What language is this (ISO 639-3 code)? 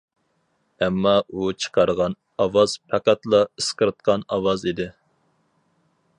uig